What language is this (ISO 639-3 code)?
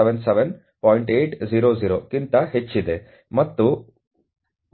kan